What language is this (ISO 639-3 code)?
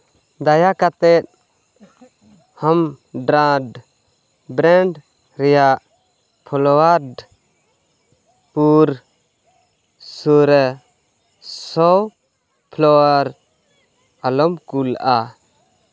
sat